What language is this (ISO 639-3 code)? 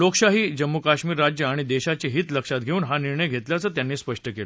mar